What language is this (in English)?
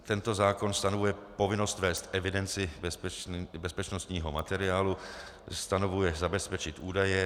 Czech